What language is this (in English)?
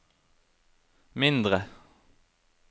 Norwegian